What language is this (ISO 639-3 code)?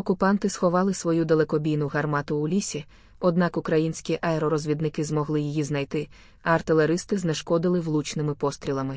ukr